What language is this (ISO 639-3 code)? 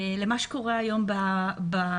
heb